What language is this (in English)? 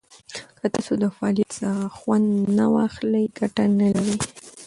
Pashto